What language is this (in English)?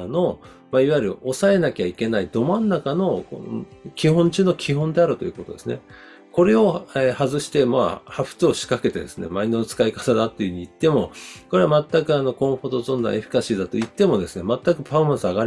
Japanese